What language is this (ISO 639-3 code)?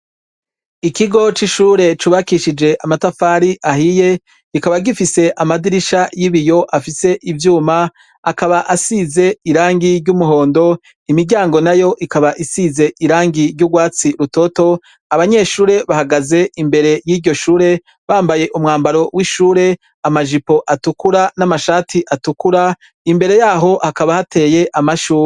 run